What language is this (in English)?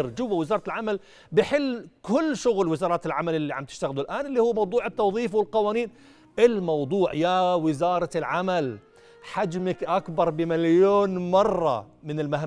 Arabic